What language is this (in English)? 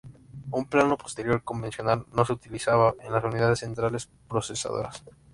Spanish